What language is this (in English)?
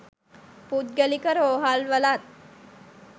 Sinhala